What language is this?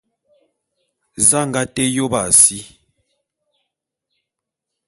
Bulu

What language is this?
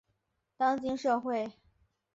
Chinese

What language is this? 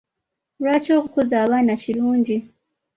Ganda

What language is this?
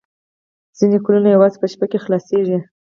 Pashto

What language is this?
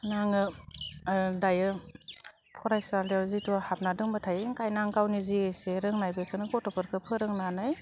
Bodo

